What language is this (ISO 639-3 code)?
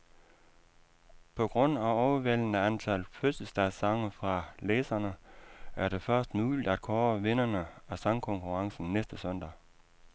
dan